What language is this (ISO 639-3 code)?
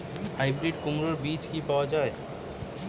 ben